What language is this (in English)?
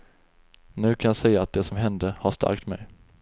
Swedish